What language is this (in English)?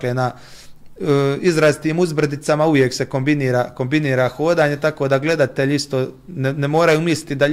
Croatian